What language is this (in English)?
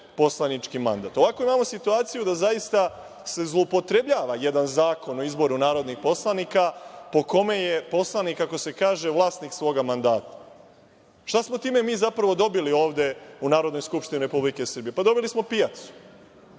Serbian